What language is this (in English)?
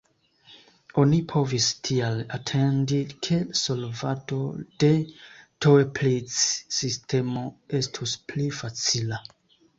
Esperanto